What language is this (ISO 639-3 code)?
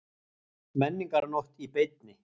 isl